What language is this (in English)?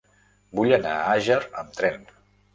Catalan